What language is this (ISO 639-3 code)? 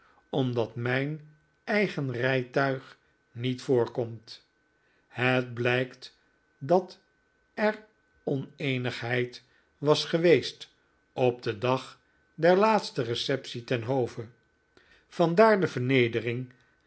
nld